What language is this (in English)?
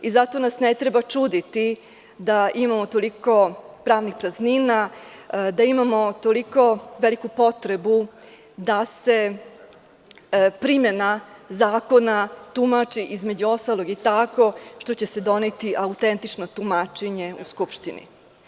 Serbian